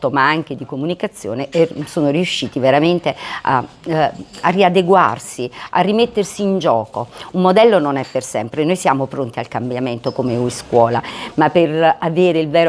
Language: Italian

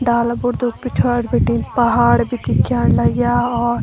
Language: Garhwali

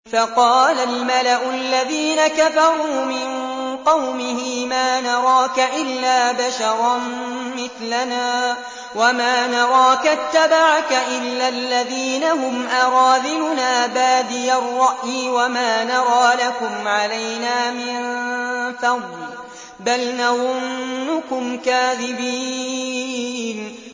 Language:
Arabic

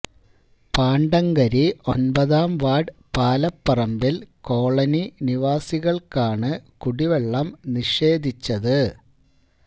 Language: Malayalam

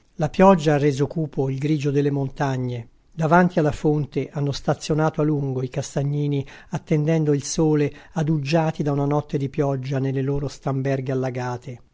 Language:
Italian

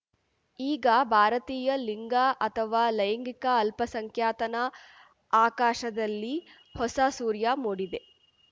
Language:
Kannada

